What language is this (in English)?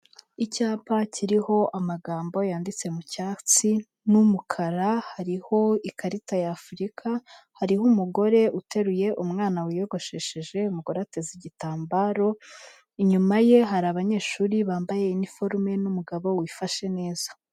Kinyarwanda